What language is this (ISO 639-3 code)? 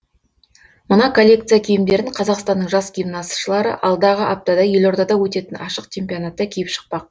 kaz